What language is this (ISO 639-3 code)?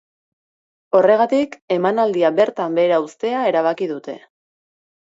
eus